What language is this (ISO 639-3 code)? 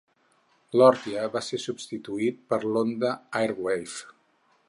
cat